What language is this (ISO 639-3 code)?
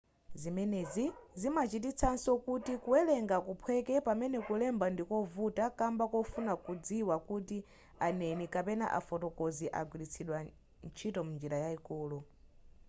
nya